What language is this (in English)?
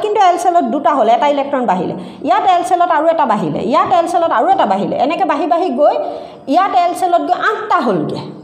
English